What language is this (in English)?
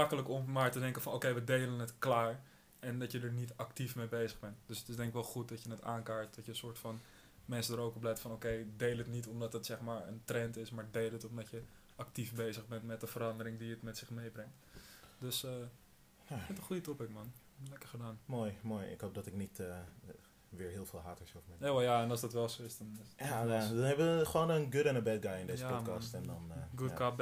Dutch